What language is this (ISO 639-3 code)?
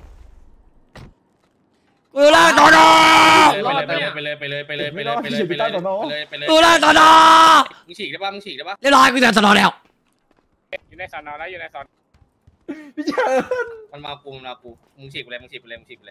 tha